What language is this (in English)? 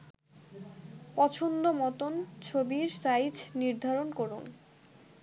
Bangla